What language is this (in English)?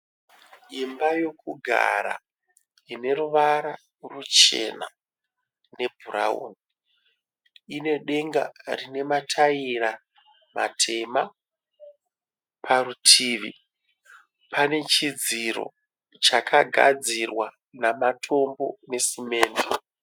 Shona